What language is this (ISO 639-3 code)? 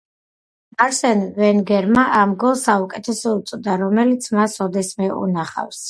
kat